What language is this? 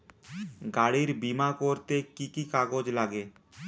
Bangla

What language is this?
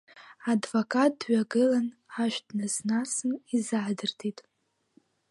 Abkhazian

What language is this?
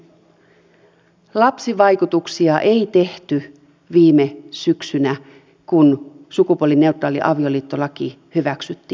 Finnish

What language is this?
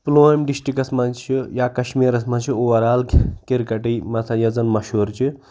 Kashmiri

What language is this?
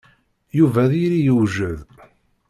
Kabyle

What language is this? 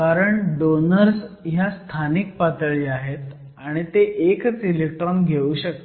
Marathi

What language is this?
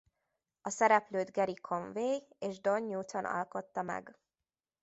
Hungarian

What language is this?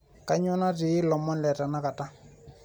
Masai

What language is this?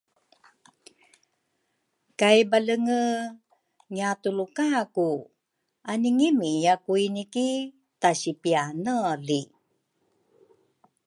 Rukai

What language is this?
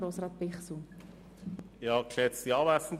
Swiss German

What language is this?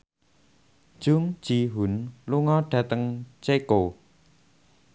Javanese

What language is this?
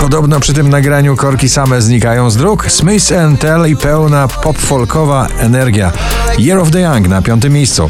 Polish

